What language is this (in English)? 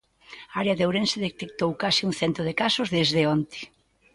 Galician